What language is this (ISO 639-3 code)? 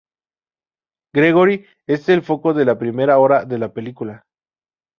spa